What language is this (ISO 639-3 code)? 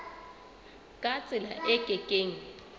sot